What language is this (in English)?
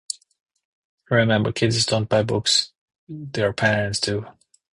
English